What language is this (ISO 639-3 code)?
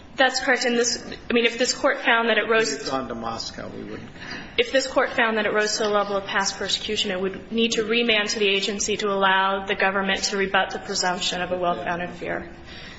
eng